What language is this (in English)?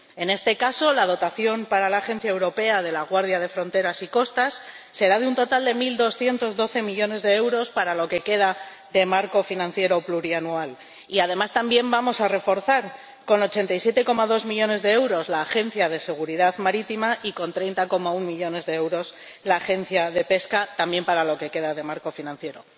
Spanish